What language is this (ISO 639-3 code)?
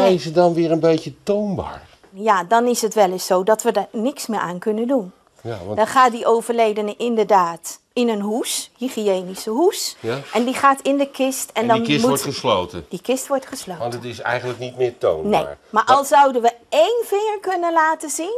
nld